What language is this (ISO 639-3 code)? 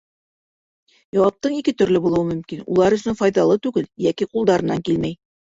bak